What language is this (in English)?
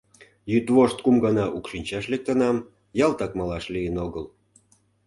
Mari